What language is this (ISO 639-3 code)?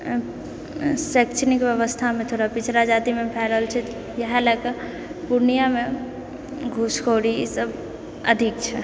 mai